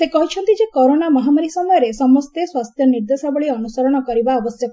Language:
Odia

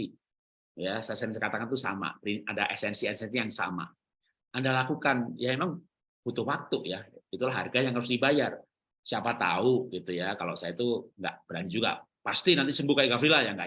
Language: Indonesian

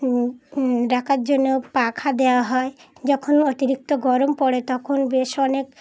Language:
Bangla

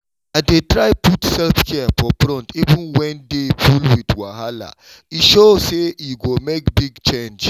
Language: Nigerian Pidgin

